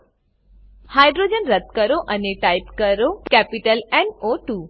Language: Gujarati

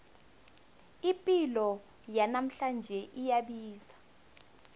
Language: South Ndebele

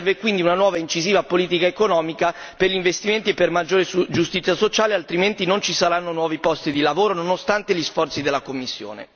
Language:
Italian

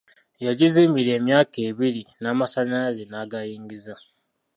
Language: Ganda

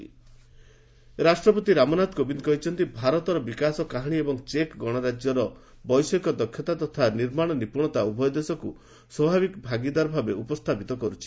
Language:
Odia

